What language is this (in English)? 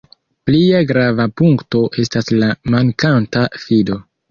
Esperanto